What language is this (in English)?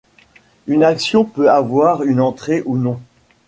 French